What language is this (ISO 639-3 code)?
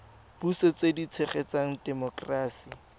tsn